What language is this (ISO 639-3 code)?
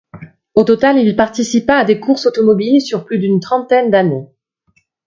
fra